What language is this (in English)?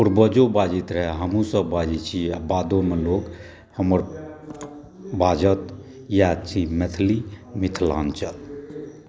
Maithili